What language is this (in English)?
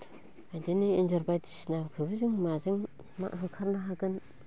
Bodo